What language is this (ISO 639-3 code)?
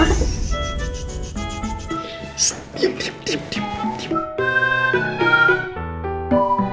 ind